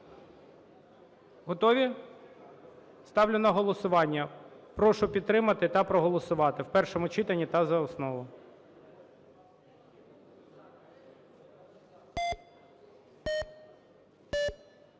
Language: Ukrainian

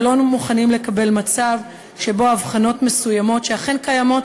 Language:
Hebrew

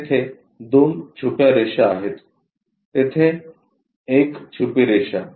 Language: Marathi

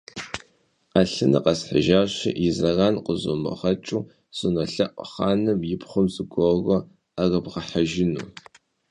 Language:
Kabardian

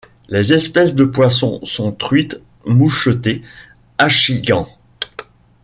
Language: French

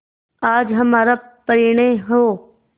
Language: Hindi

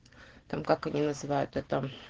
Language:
Russian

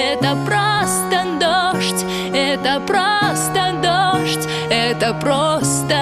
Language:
Ukrainian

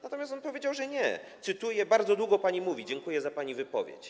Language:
Polish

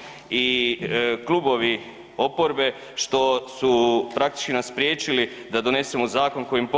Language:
Croatian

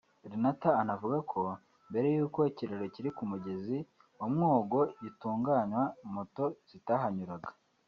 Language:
Kinyarwanda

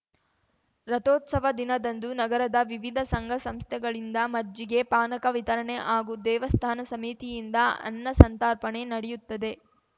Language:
Kannada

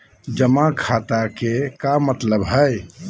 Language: Magahi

